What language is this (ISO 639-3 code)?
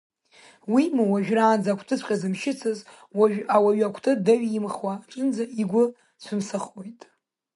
abk